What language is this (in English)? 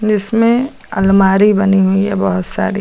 Hindi